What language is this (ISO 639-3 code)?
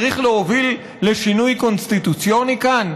heb